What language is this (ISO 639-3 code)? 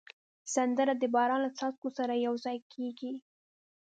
pus